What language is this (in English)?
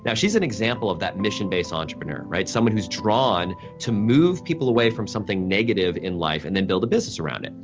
English